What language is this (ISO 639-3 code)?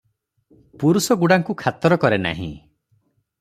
ori